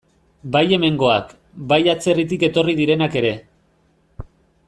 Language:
Basque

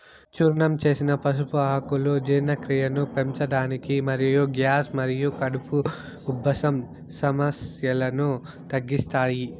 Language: Telugu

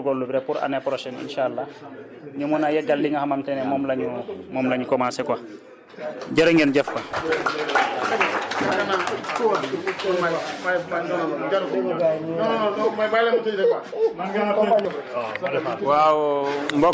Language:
Wolof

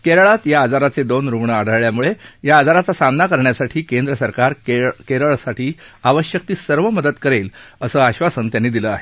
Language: Marathi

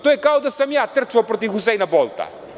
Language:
Serbian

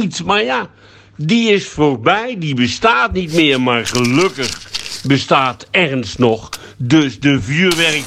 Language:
Dutch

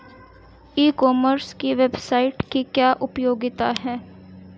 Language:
Hindi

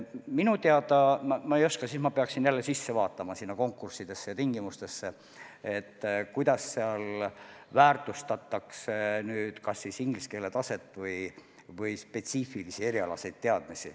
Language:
Estonian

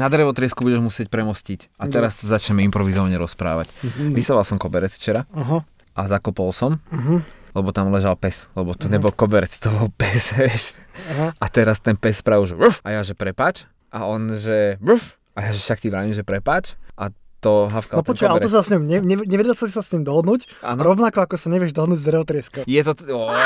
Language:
Slovak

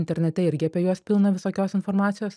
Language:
Lithuanian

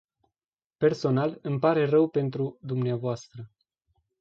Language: Romanian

